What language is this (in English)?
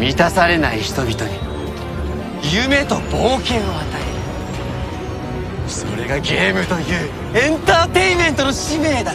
Japanese